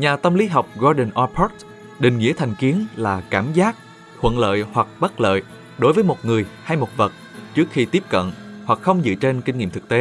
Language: Vietnamese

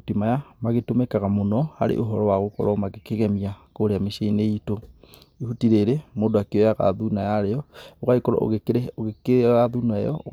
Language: Kikuyu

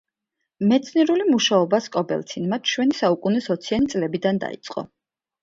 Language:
Georgian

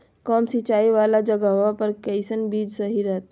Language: Magahi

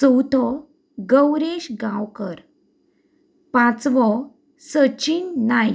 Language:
Konkani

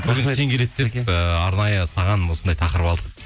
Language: Kazakh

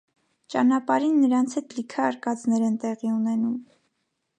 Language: Armenian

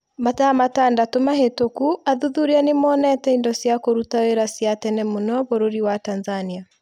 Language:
Kikuyu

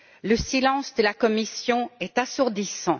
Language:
French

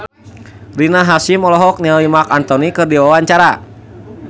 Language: Sundanese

